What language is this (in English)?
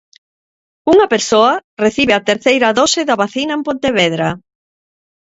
Galician